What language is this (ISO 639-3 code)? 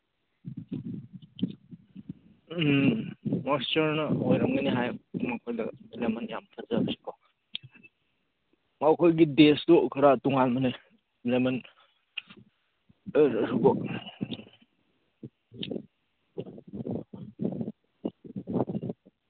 mni